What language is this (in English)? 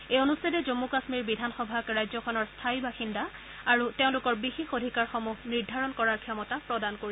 Assamese